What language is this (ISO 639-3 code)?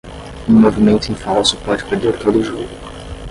por